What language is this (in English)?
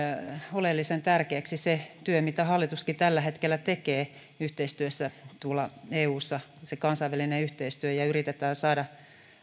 Finnish